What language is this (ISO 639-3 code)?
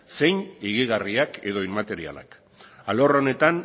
eus